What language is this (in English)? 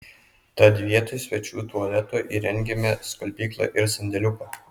Lithuanian